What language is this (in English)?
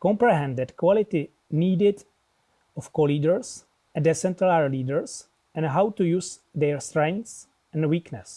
English